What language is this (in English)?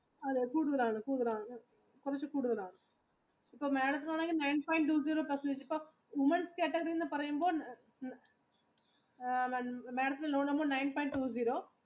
Malayalam